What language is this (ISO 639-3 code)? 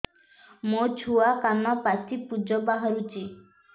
ori